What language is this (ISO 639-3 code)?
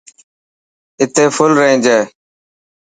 mki